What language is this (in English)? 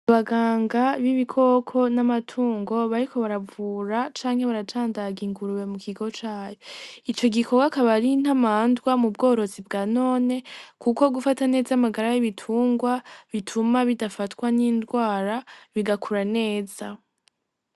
Rundi